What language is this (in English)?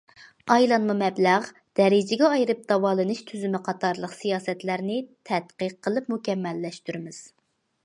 Uyghur